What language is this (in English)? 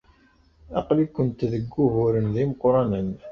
Kabyle